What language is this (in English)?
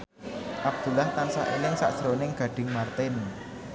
Javanese